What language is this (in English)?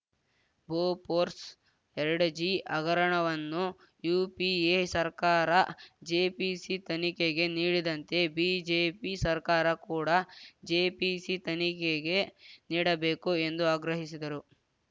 Kannada